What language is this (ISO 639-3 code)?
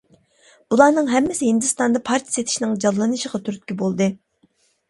uig